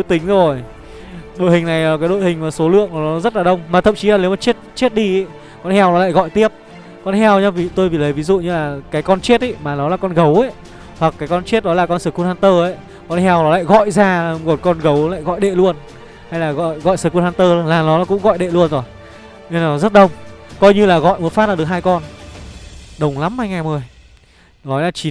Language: Vietnamese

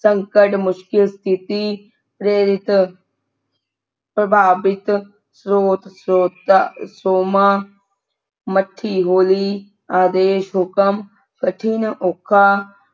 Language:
Punjabi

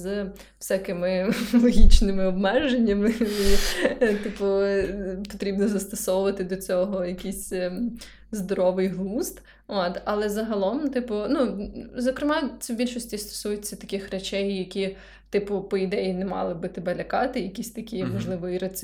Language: Ukrainian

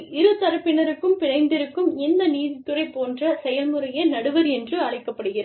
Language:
Tamil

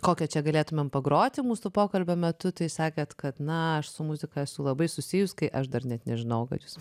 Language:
Lithuanian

